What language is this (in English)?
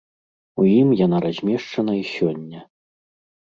Belarusian